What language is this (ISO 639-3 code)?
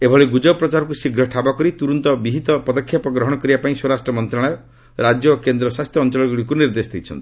ori